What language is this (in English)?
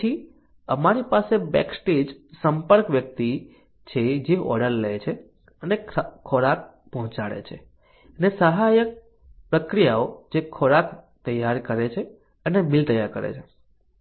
Gujarati